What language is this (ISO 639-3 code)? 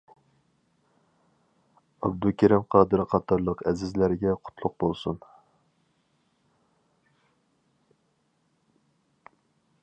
uig